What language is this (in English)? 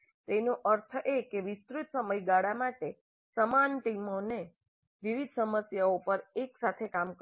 Gujarati